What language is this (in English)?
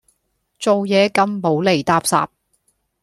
Cantonese